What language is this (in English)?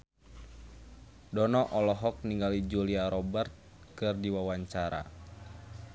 Sundanese